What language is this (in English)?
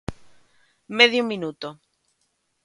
Galician